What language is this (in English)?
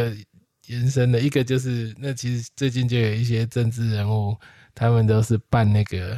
Chinese